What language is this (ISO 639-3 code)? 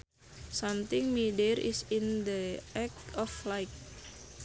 sun